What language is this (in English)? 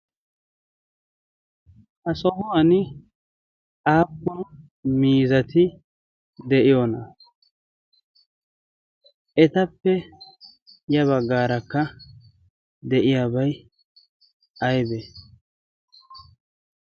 Wolaytta